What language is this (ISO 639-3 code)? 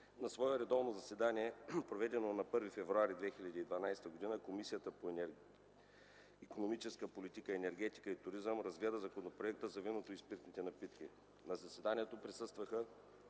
bul